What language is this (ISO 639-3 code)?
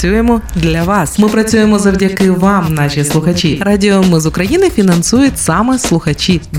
ukr